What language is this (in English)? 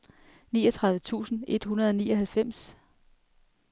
Danish